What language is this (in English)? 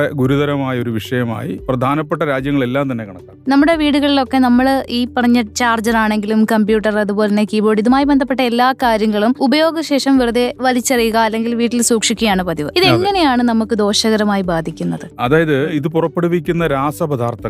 Malayalam